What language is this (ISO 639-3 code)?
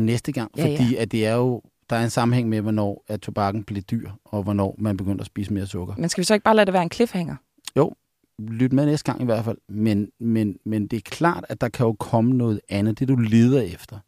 dan